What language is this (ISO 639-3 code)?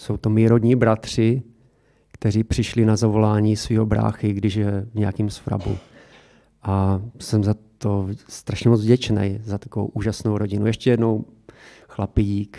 ces